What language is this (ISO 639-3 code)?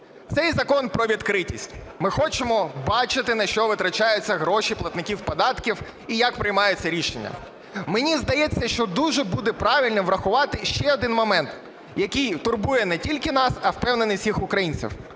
ukr